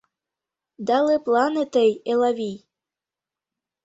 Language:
Mari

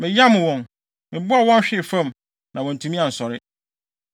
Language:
Akan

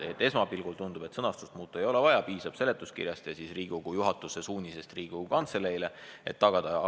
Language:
Estonian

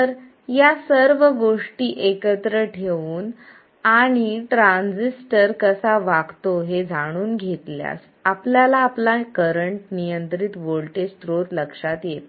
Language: Marathi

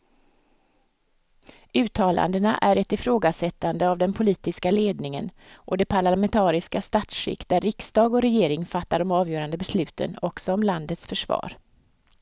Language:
Swedish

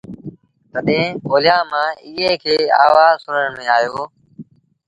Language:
Sindhi Bhil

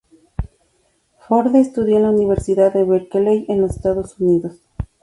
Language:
Spanish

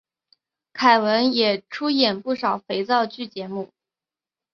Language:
Chinese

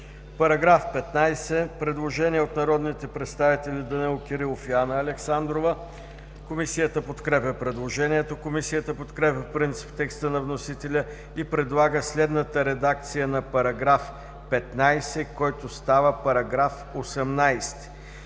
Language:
Bulgarian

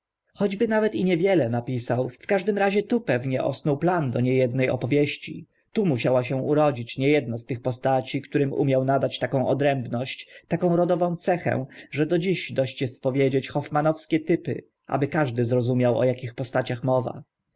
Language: Polish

